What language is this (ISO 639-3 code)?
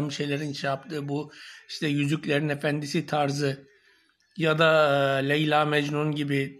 tur